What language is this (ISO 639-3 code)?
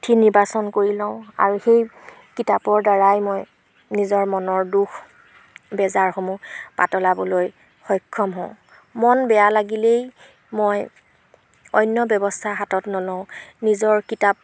asm